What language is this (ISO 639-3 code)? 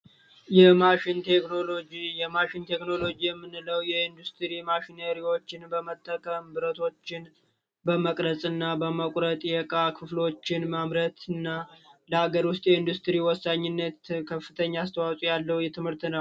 amh